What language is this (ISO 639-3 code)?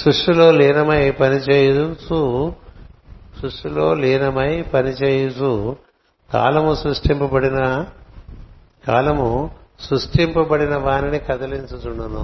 tel